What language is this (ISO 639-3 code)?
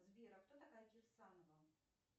rus